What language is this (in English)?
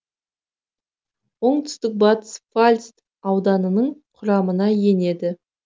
Kazakh